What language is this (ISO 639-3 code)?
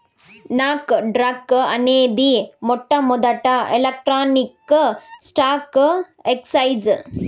tel